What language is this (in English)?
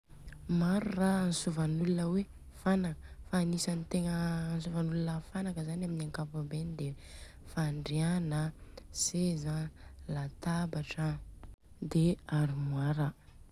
Southern Betsimisaraka Malagasy